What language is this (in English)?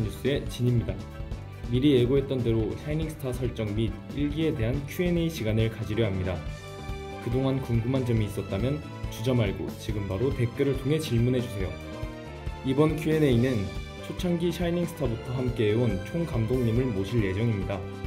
Korean